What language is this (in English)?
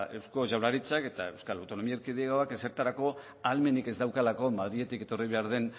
Basque